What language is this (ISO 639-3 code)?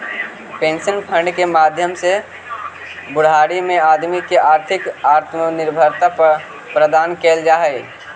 mag